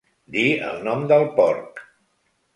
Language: Catalan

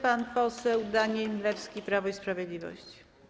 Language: Polish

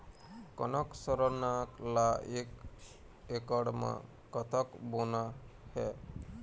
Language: Chhattisgarhi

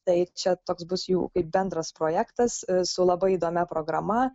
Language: Lithuanian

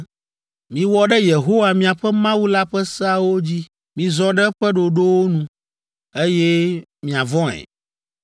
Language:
Ewe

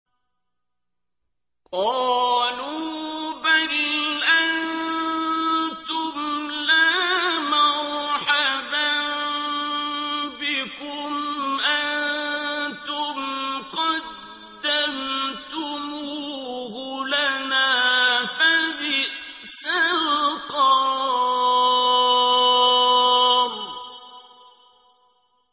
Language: Arabic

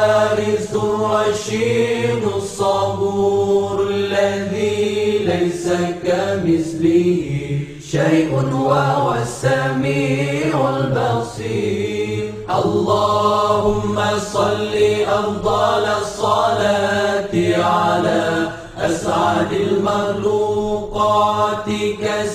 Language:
Arabic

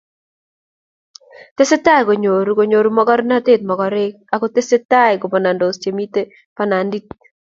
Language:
Kalenjin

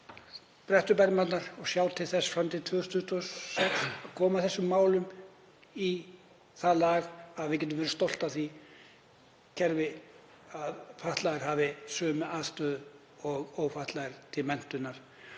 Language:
Icelandic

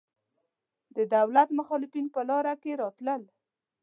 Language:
Pashto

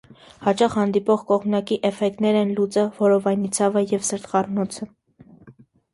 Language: Armenian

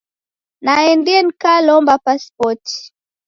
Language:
Taita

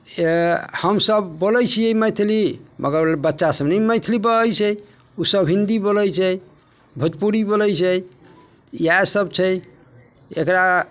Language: Maithili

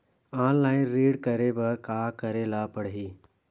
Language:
Chhattisgarhi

